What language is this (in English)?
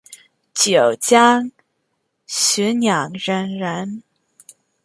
Chinese